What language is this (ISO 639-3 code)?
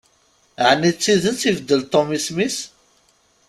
kab